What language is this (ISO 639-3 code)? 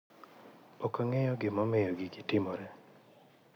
luo